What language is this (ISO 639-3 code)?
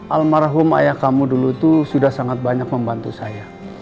ind